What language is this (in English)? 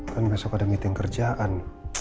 Indonesian